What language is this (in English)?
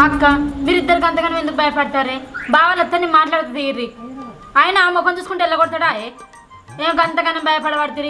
Telugu